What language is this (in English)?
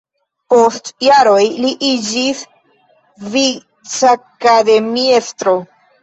Esperanto